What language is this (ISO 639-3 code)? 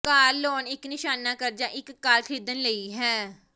pan